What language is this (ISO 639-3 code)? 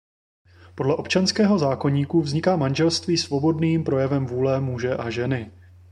ces